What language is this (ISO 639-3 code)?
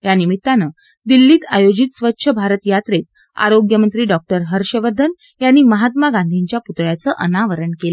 mar